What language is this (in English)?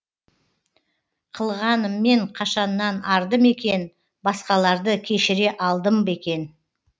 Kazakh